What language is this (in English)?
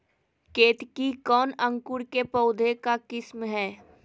Magahi